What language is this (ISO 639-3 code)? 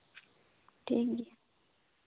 sat